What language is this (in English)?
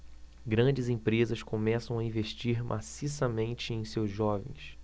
Portuguese